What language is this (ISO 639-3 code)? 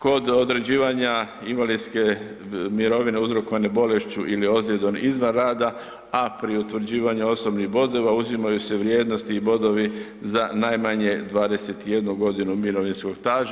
hrv